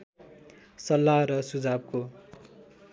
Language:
Nepali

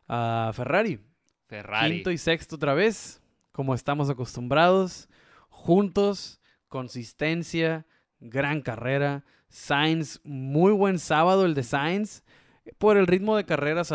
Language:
Spanish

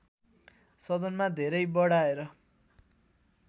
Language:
Nepali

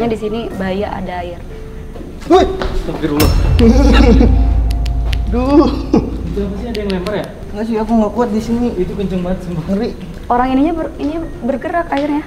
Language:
Indonesian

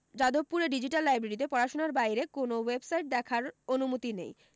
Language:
Bangla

